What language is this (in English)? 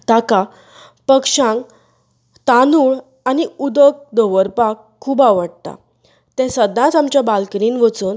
Konkani